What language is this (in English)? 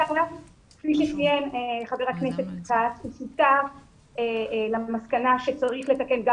Hebrew